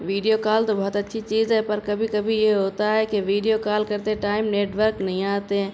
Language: Urdu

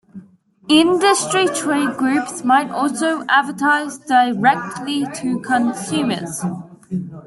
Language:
English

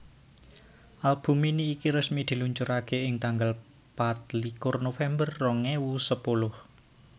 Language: Javanese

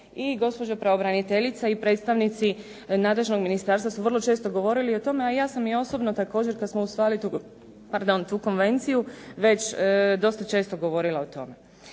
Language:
Croatian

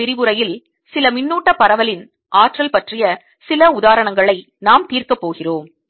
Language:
Tamil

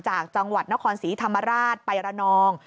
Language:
Thai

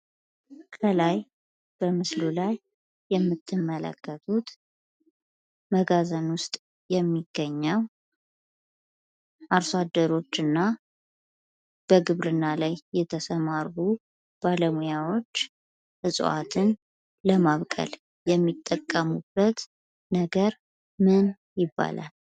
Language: Amharic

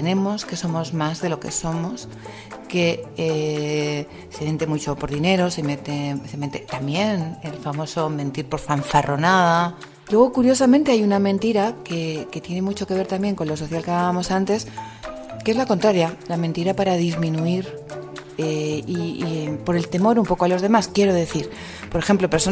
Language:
Spanish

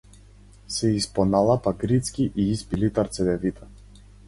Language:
Macedonian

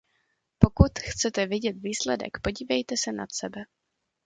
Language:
Czech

